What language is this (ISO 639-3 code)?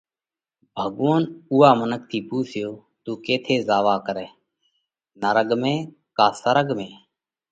kvx